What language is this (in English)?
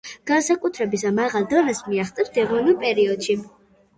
Georgian